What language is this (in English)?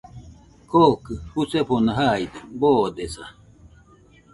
Nüpode Huitoto